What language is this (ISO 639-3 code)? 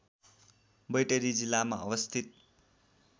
nep